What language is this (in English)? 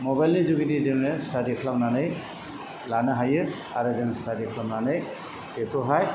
Bodo